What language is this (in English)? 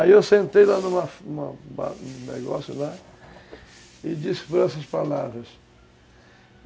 Portuguese